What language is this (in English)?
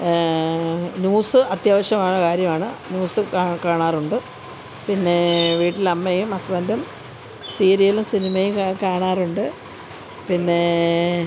Malayalam